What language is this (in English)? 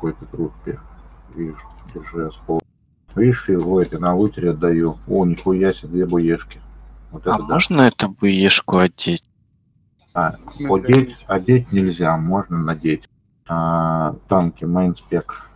Russian